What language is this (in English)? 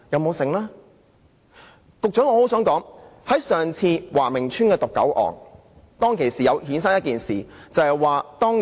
Cantonese